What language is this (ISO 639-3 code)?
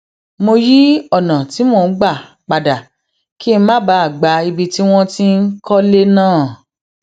yor